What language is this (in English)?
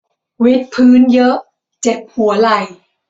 Thai